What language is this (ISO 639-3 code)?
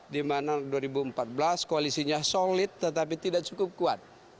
ind